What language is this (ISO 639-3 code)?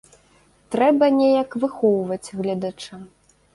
bel